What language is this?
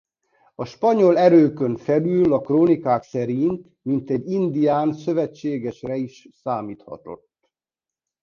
Hungarian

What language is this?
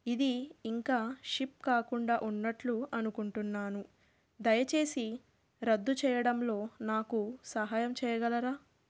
Telugu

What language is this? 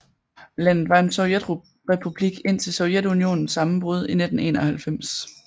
Danish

